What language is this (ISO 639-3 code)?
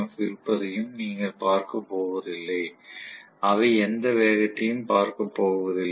tam